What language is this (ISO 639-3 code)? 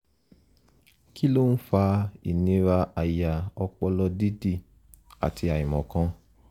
yor